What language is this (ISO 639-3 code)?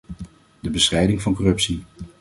nld